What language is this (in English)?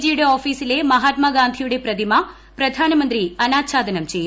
Malayalam